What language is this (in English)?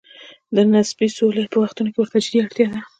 Pashto